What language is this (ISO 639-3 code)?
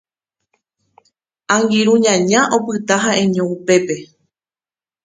grn